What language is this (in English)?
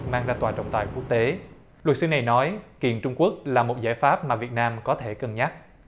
Vietnamese